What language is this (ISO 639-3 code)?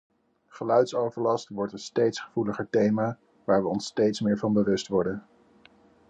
nld